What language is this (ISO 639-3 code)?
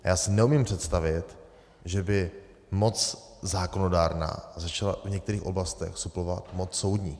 ces